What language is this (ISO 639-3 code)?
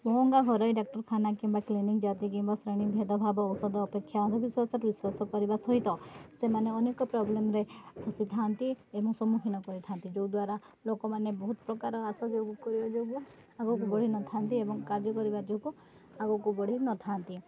ori